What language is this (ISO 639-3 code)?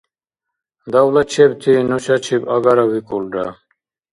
dar